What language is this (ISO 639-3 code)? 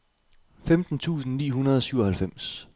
dan